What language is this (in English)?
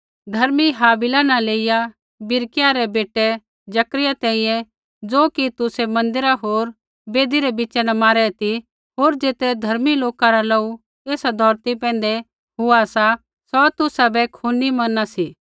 Kullu Pahari